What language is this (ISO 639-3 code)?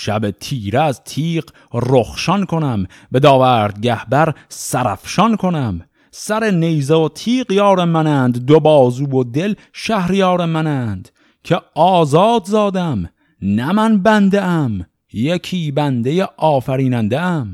fas